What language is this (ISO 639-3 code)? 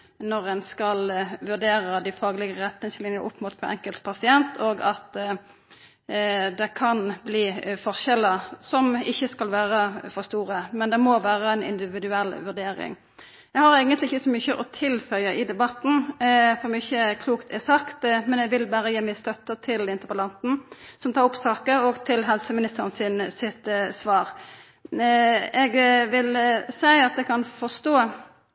nno